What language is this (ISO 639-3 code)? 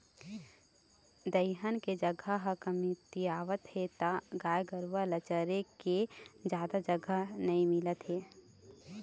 hne